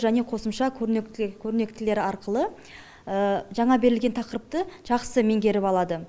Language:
Kazakh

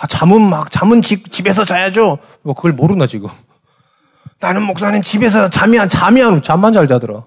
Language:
Korean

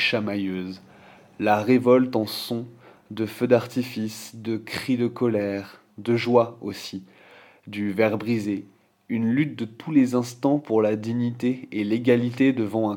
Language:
French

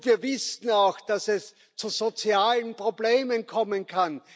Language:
German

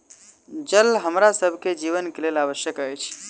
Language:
Maithili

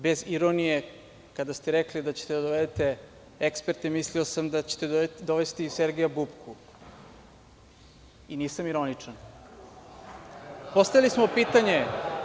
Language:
Serbian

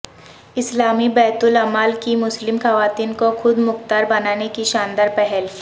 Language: Urdu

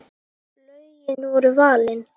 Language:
Icelandic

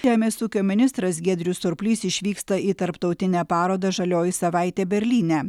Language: Lithuanian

